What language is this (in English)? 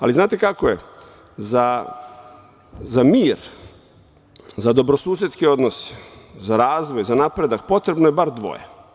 Serbian